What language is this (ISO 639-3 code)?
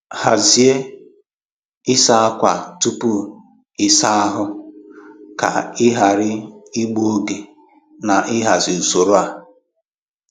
ibo